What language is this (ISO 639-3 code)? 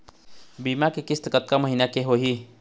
hne